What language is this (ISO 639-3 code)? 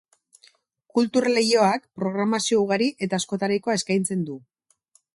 eus